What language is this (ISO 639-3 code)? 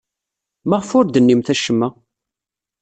kab